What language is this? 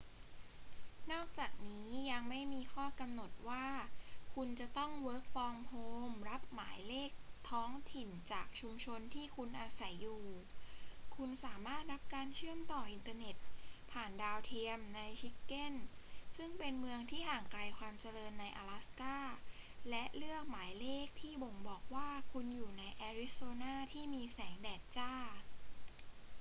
Thai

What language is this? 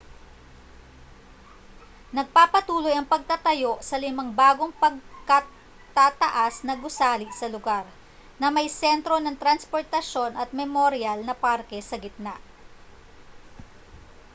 Filipino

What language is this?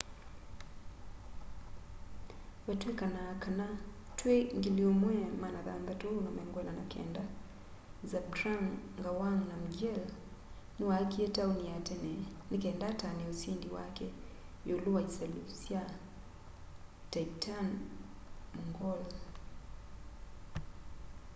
Kamba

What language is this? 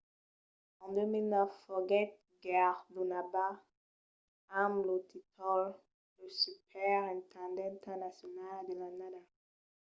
Occitan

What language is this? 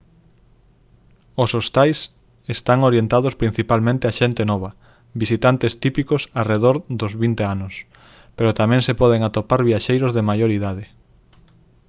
Galician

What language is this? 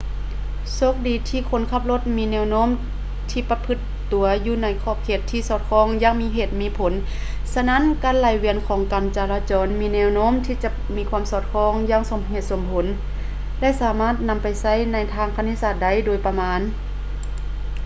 Lao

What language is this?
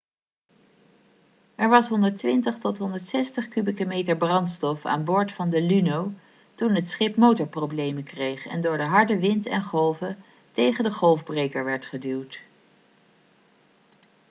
Dutch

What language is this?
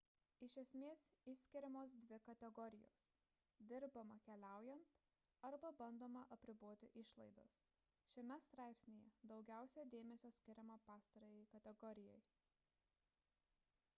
Lithuanian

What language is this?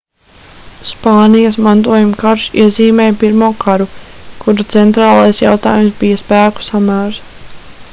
Latvian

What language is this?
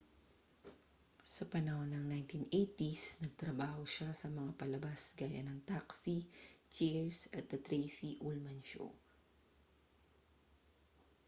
Filipino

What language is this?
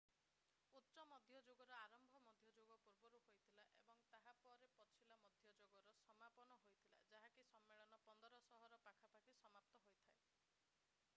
Odia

